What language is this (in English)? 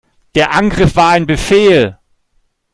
German